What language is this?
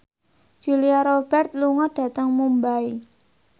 Javanese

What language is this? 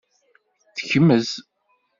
Kabyle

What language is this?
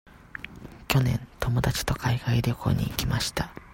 Japanese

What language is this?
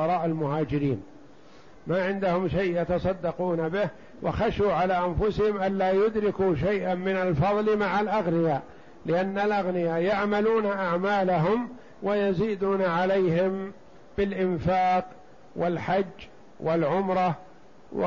Arabic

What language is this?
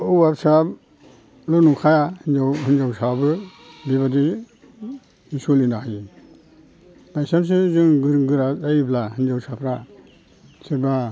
Bodo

